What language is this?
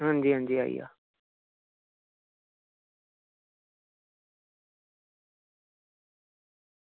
Dogri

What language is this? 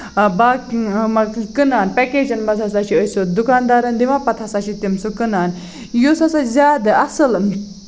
Kashmiri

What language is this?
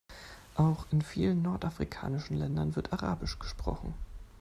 German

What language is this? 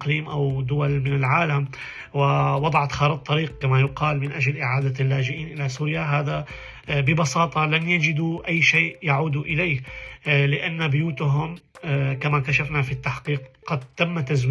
Arabic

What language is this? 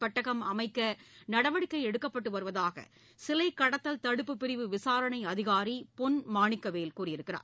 Tamil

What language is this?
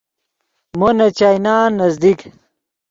Yidgha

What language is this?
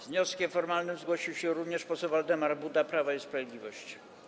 Polish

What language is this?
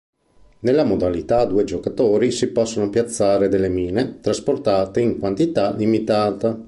Italian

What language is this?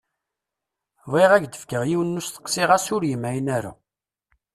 Kabyle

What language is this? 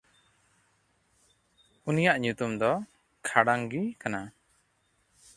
Santali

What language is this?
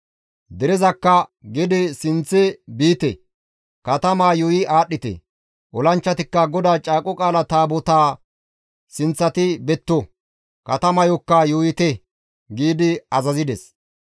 Gamo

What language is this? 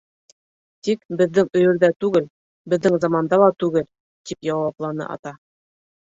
Bashkir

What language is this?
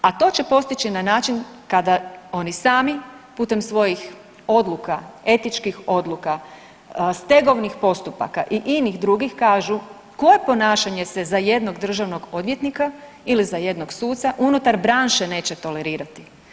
Croatian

